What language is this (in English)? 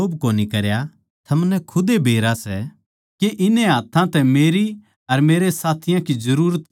Haryanvi